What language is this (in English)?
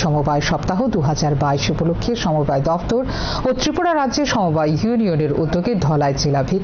Arabic